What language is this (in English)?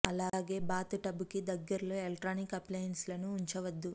Telugu